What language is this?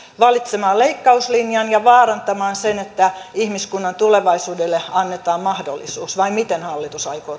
Finnish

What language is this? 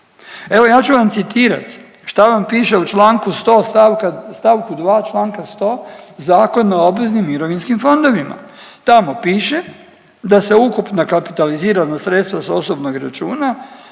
Croatian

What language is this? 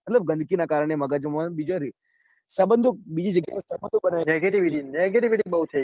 Gujarati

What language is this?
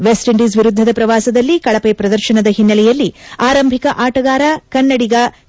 Kannada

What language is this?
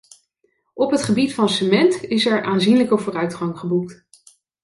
Dutch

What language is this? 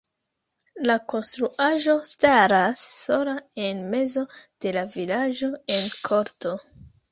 Esperanto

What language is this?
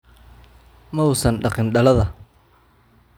Somali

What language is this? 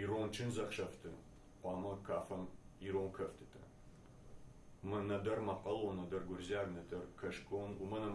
Turkish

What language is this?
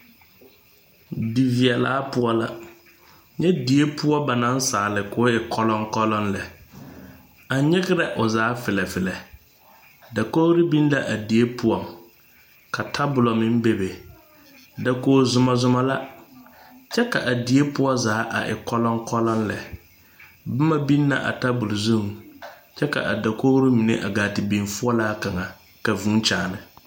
Southern Dagaare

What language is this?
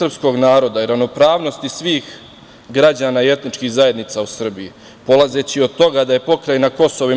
Serbian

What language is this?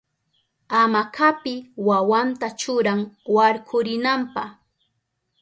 Southern Pastaza Quechua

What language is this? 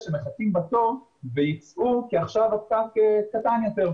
Hebrew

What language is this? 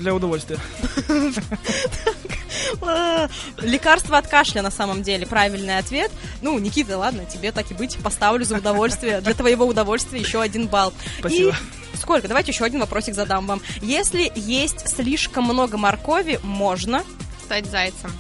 Russian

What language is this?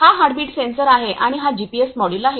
Marathi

